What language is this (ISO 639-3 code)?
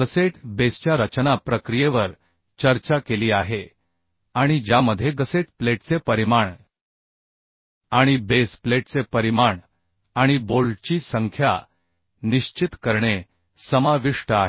mar